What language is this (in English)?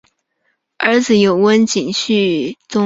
Chinese